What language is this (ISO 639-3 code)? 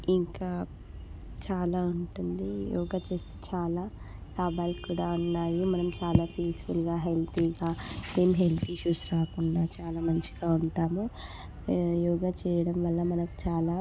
tel